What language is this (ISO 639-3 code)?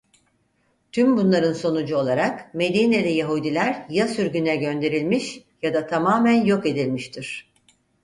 tur